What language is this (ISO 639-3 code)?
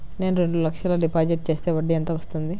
tel